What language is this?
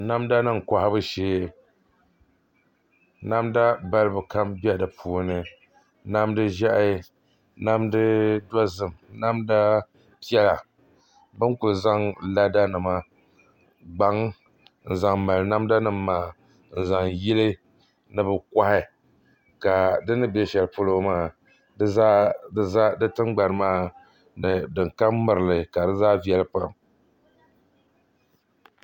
Dagbani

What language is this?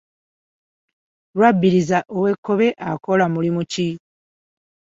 Ganda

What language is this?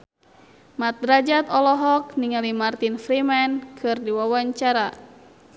Sundanese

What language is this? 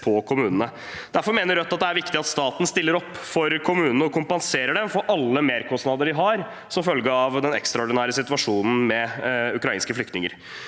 Norwegian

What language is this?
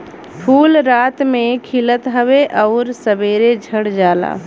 Bhojpuri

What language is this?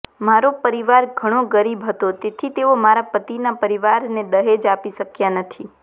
Gujarati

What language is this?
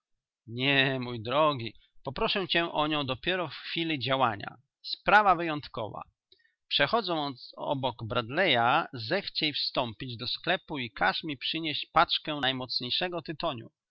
Polish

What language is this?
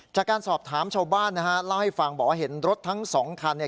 Thai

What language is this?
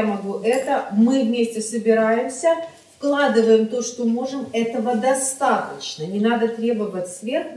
Russian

